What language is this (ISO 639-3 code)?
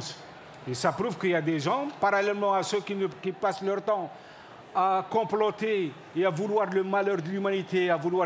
fra